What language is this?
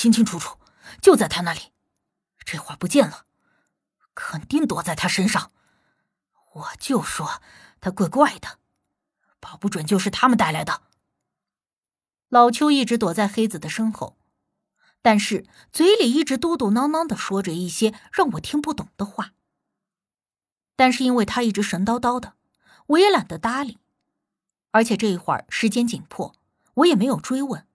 Chinese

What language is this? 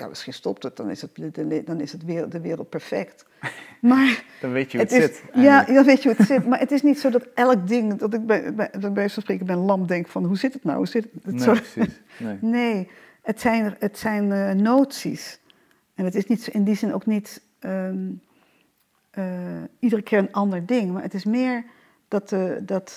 Dutch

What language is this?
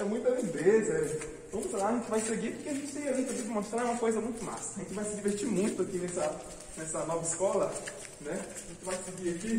Portuguese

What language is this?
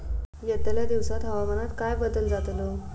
Marathi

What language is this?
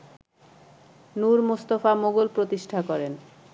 Bangla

